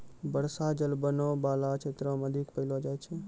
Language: Maithili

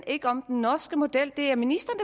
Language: Danish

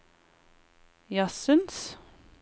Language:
Norwegian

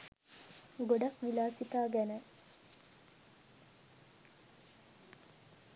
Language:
Sinhala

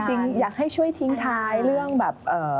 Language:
Thai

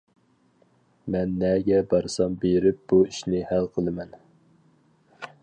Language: Uyghur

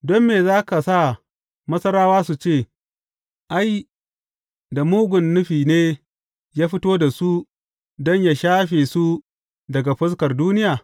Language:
Hausa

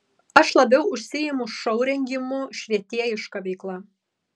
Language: Lithuanian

